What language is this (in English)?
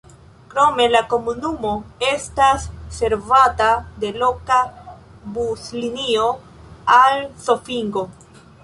Esperanto